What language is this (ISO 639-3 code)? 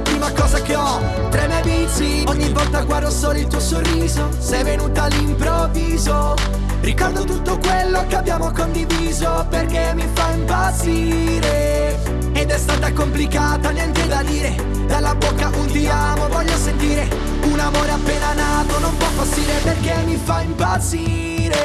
ita